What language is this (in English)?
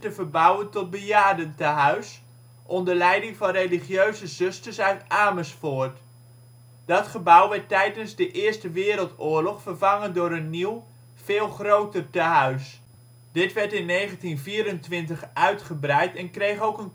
Dutch